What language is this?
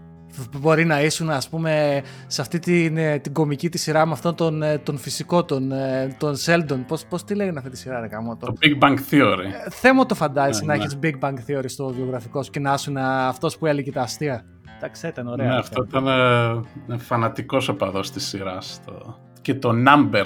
Greek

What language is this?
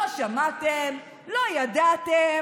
Hebrew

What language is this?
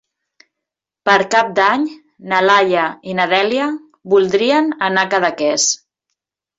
Catalan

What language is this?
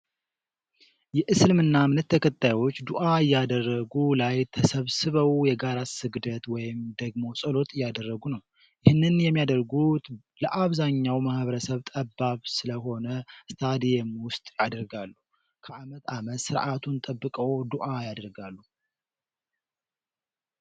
Amharic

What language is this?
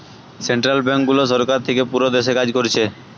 Bangla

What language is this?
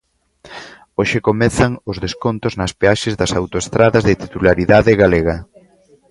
Galician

